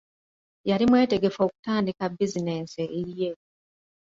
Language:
Ganda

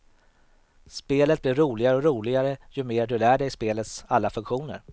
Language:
Swedish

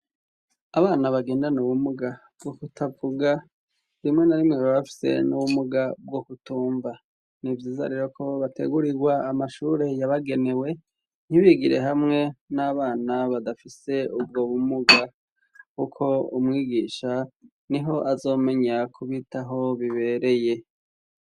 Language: Rundi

